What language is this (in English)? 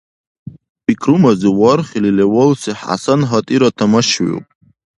Dargwa